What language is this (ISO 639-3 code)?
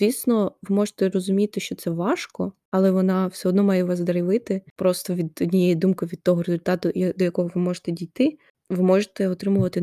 ukr